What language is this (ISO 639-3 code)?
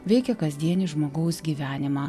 lit